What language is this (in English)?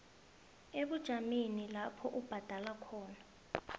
South Ndebele